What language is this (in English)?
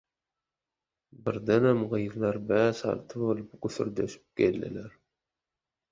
Turkmen